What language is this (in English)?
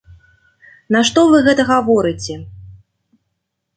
Belarusian